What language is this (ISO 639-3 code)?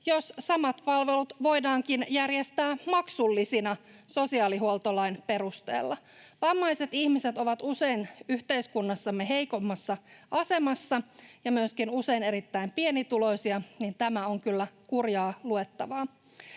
fin